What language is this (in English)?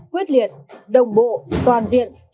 Vietnamese